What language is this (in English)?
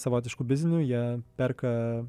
Lithuanian